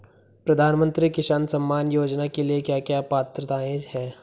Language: Hindi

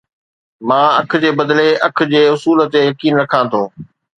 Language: Sindhi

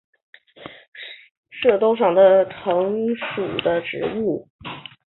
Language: Chinese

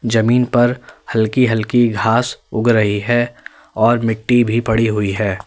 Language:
Hindi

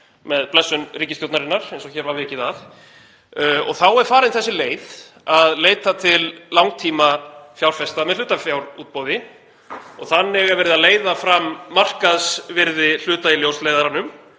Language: Icelandic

